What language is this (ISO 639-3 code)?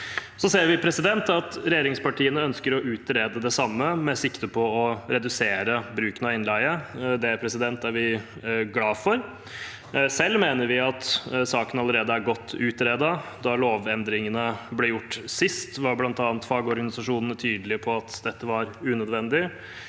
nor